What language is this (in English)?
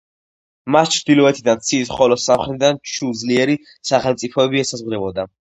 Georgian